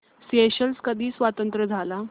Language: Marathi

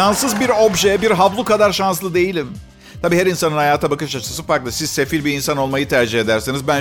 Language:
Turkish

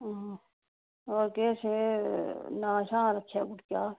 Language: Dogri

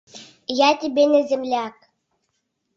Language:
Mari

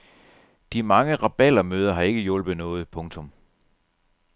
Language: Danish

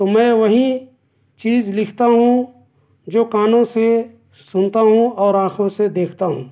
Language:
Urdu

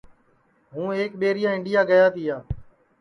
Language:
Sansi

